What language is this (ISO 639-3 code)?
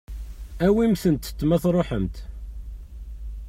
kab